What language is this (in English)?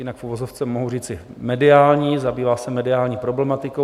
Czech